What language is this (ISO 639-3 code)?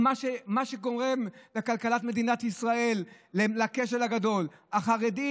heb